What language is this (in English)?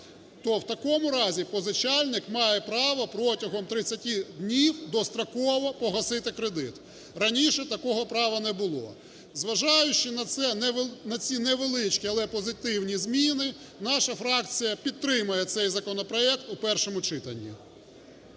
Ukrainian